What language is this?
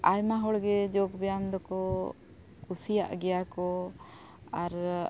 Santali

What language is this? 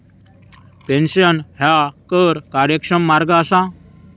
Marathi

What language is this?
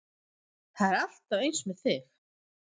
Icelandic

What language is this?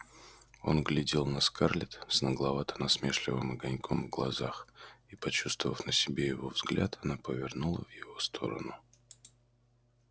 Russian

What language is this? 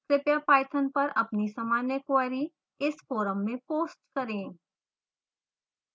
Hindi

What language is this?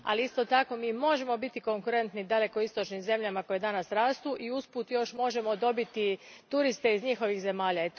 Croatian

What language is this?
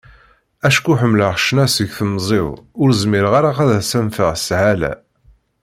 Kabyle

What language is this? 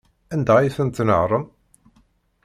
Kabyle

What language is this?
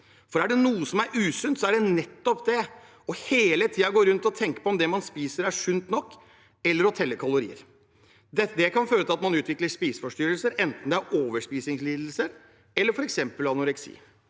Norwegian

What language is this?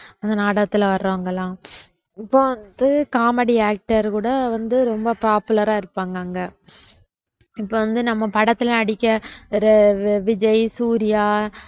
Tamil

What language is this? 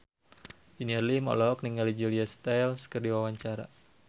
Sundanese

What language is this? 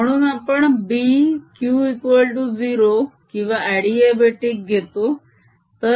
Marathi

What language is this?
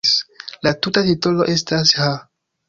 Esperanto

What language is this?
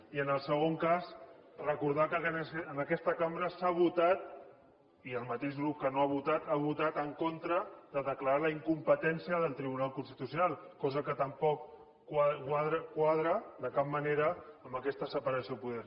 Catalan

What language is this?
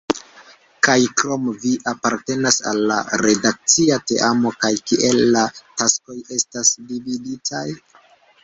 Esperanto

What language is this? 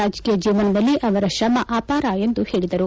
Kannada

